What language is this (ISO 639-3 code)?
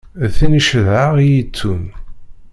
kab